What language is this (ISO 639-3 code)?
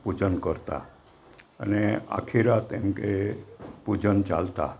guj